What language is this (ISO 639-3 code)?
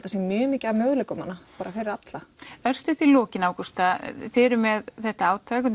isl